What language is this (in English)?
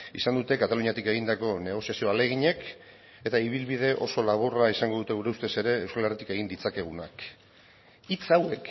Basque